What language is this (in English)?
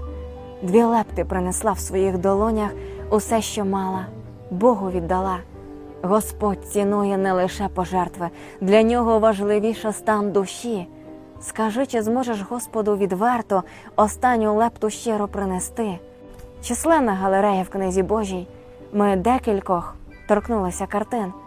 Ukrainian